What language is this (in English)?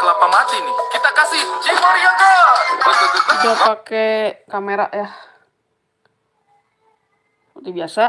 Indonesian